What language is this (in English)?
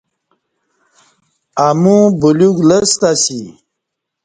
Kati